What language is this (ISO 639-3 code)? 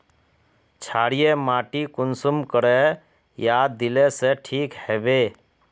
mag